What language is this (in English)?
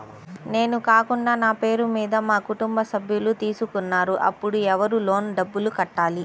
Telugu